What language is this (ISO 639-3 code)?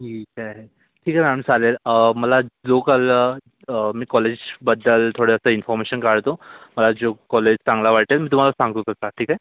mar